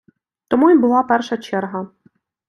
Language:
Ukrainian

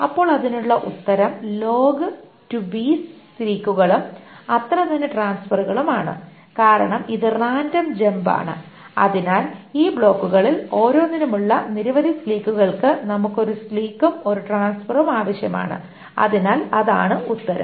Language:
Malayalam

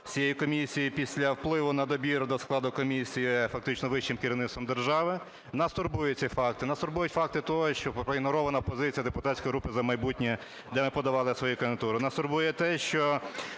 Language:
Ukrainian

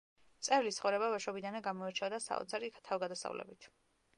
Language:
Georgian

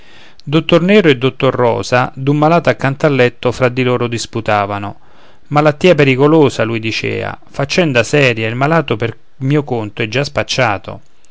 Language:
Italian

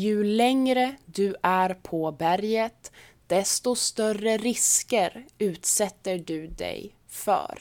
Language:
Swedish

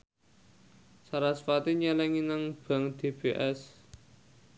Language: Javanese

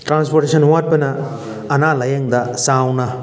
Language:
Manipuri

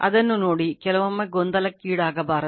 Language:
Kannada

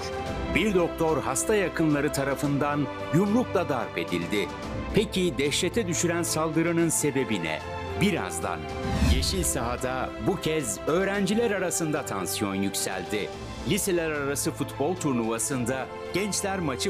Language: Turkish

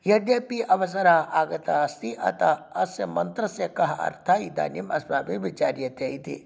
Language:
Sanskrit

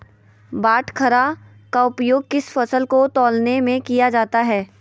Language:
Magahi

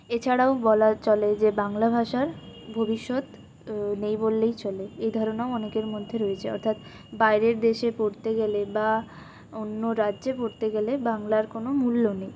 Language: Bangla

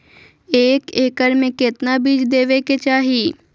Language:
Magahi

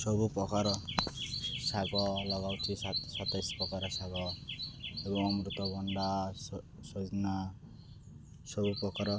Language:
Odia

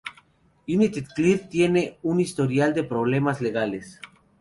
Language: Spanish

